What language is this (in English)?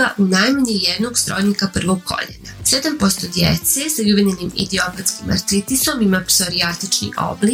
Croatian